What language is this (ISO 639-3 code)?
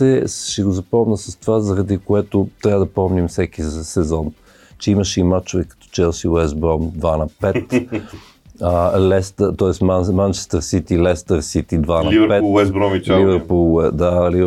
bul